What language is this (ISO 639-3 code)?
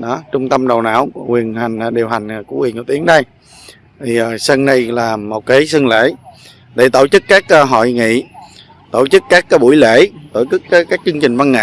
vie